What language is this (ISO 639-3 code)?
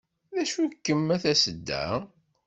kab